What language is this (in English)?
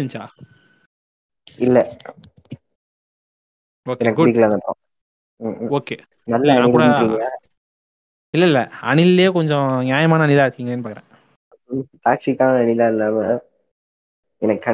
Tamil